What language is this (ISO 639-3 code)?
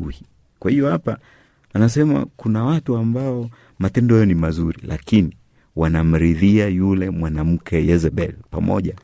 swa